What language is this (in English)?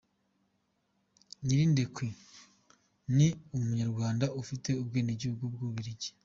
Kinyarwanda